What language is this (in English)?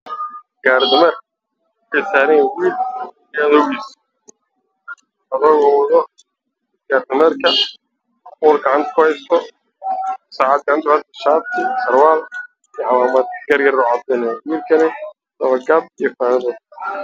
Somali